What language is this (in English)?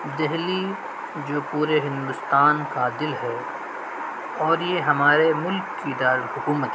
Urdu